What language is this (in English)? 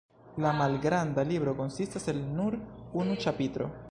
Esperanto